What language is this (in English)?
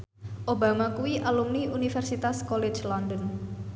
Javanese